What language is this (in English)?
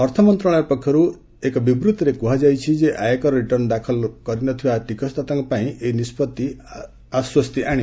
Odia